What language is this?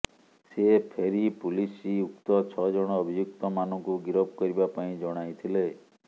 Odia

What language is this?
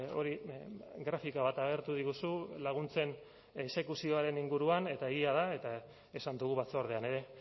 Basque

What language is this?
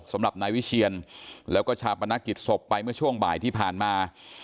Thai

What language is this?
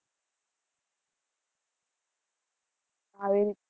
Gujarati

